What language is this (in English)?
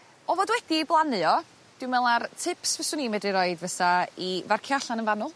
Welsh